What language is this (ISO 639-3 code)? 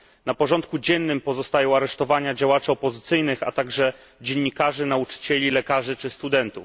pol